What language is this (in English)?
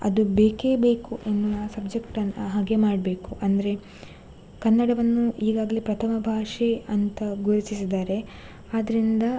Kannada